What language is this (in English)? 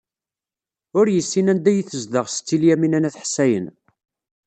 Kabyle